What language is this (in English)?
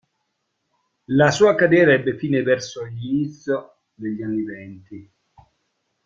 Italian